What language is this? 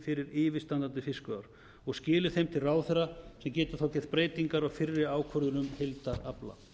Icelandic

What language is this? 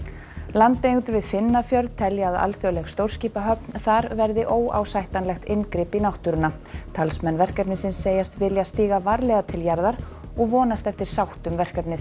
Icelandic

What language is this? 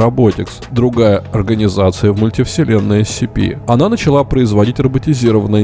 Russian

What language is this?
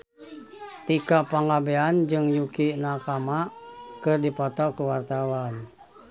Sundanese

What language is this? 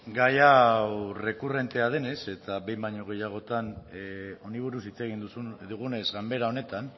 Basque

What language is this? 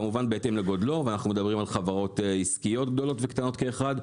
Hebrew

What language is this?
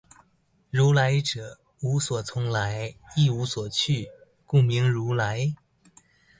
Chinese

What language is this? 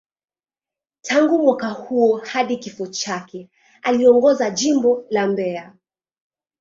Swahili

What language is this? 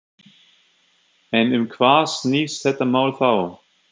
Icelandic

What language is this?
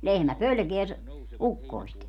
Finnish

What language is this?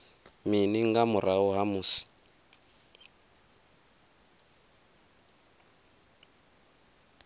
Venda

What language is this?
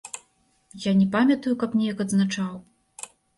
Belarusian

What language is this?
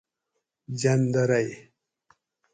Gawri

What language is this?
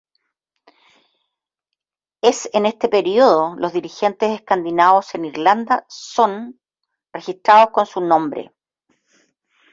Spanish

